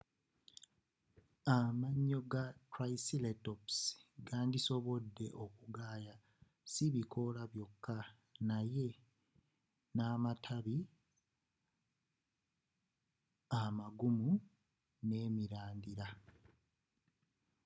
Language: Ganda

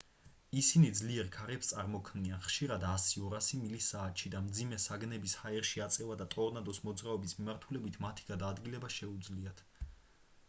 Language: Georgian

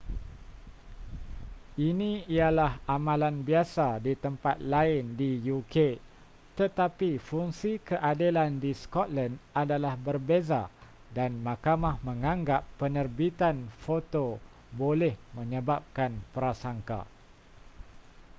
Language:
Malay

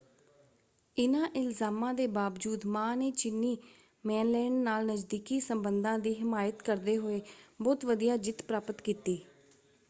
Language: Punjabi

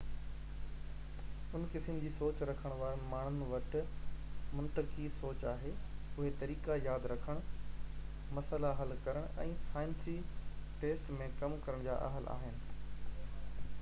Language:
Sindhi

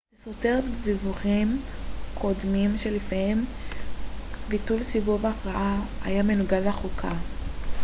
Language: Hebrew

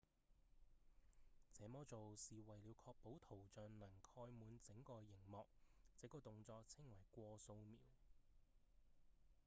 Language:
Cantonese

